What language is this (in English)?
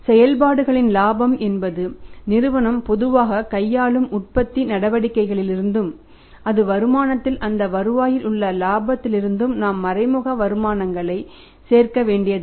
Tamil